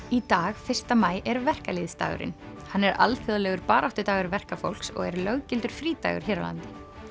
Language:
Icelandic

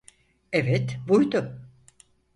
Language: Turkish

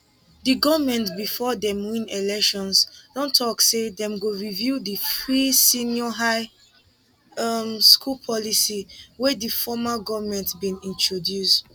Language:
Nigerian Pidgin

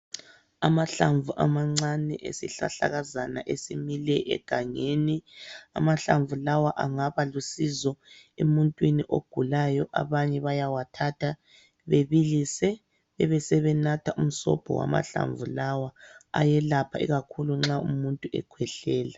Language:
North Ndebele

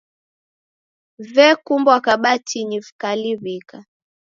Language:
Taita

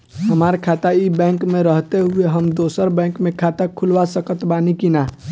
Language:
Bhojpuri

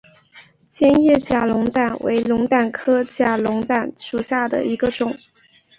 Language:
Chinese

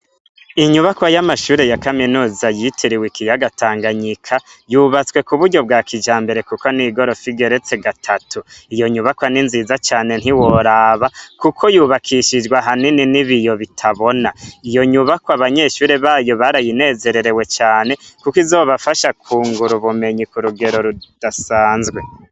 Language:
Rundi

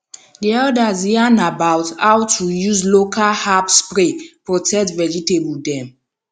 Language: Nigerian Pidgin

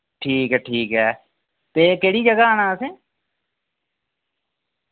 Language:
Dogri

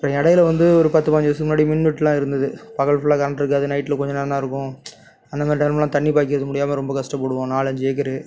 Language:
Tamil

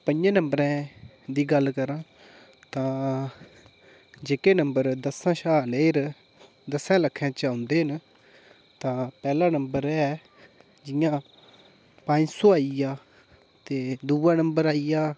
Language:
Dogri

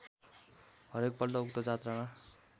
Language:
Nepali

